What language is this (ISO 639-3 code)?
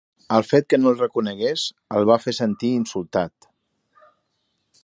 cat